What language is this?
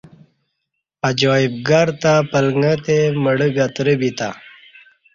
Kati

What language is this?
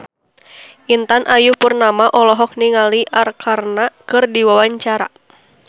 Sundanese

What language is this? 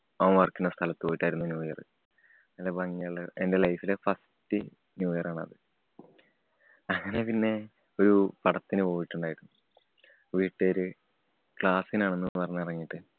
Malayalam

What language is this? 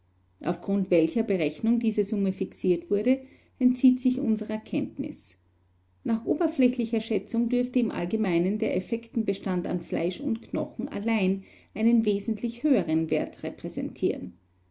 German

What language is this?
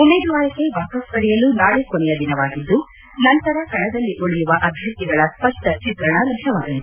Kannada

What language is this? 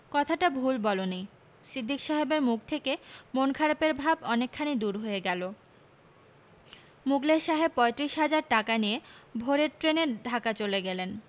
Bangla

